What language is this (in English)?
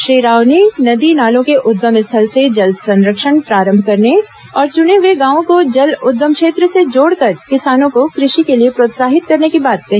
Hindi